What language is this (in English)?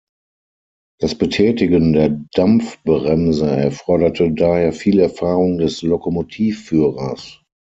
German